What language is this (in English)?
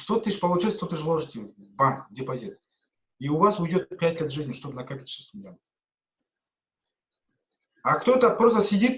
Russian